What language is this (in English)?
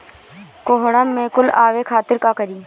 Bhojpuri